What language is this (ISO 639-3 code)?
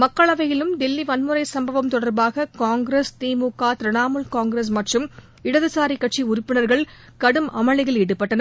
tam